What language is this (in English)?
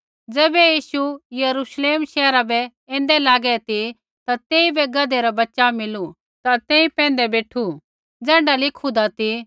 Kullu Pahari